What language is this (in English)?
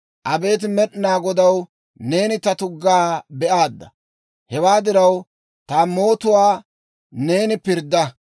Dawro